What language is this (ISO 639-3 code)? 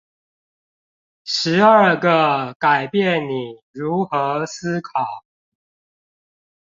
zho